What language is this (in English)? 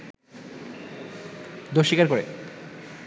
Bangla